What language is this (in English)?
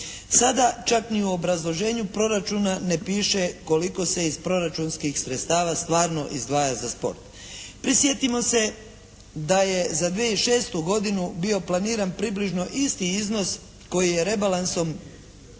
Croatian